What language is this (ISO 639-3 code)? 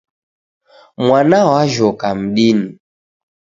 dav